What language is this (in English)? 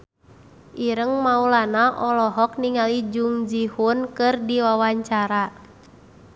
Sundanese